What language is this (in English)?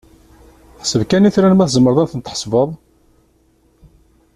Kabyle